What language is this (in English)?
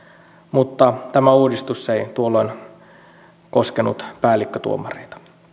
Finnish